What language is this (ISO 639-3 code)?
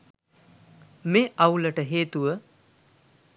sin